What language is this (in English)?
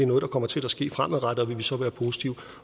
Danish